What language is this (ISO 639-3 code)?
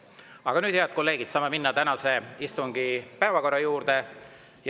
est